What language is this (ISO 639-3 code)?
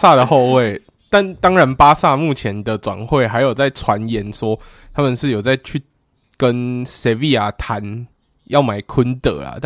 zho